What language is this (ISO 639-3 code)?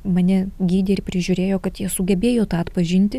lit